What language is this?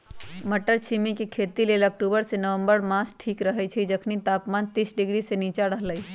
Magahi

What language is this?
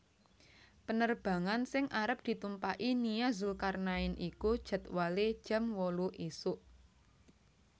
Javanese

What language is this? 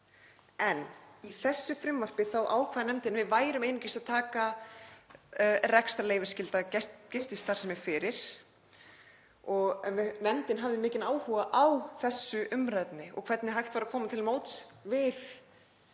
Icelandic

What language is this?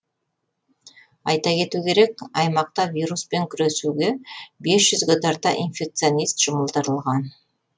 Kazakh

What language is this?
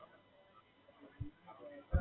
Gujarati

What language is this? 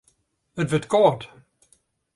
Western Frisian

